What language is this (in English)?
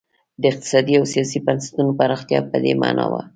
Pashto